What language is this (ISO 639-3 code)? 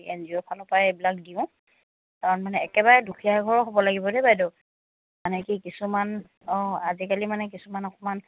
asm